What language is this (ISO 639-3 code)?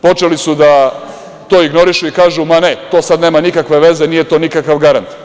srp